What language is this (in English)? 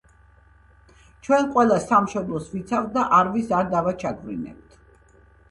Georgian